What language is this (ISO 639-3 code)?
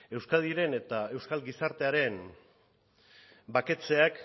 eus